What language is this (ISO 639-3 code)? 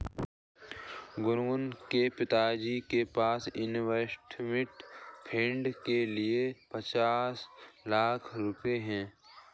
hin